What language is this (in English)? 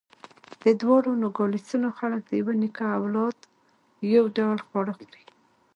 Pashto